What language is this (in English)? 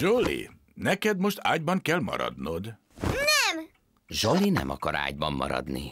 Hungarian